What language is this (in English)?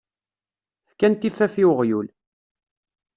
Kabyle